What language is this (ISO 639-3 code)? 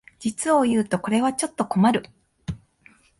jpn